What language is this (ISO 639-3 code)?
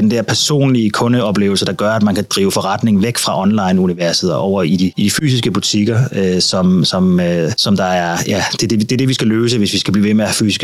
dan